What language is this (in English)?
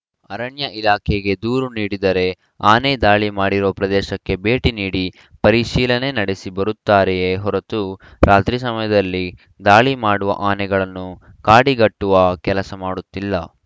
Kannada